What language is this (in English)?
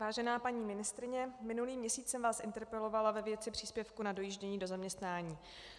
Czech